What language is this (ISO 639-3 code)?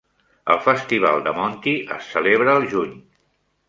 cat